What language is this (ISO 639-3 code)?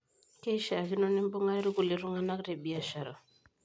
mas